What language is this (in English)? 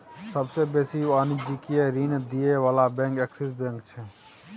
Maithili